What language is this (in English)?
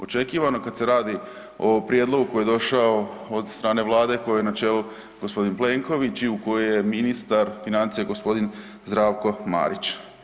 Croatian